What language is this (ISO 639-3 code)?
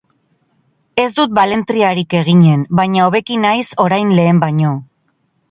eus